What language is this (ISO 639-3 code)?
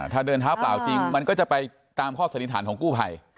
tha